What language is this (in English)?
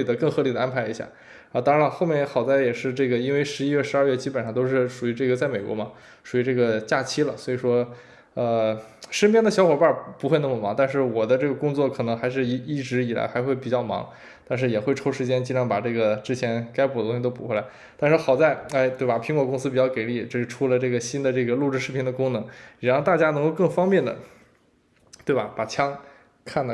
Chinese